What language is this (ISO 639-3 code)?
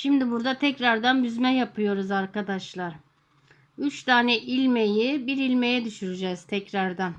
tur